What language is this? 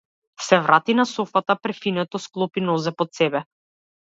Macedonian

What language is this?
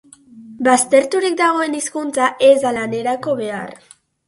Basque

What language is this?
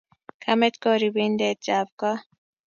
Kalenjin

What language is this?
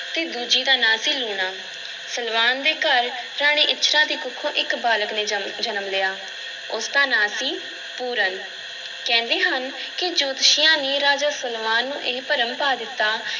Punjabi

